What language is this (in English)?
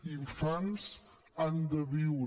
Catalan